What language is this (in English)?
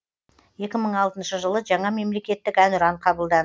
Kazakh